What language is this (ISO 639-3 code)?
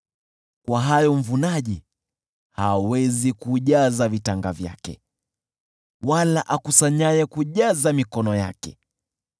swa